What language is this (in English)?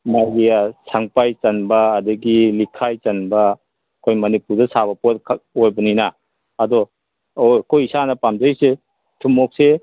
Manipuri